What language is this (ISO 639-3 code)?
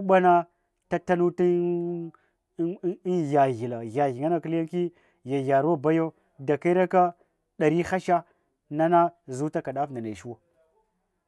hwo